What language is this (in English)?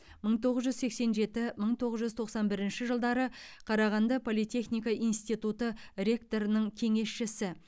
Kazakh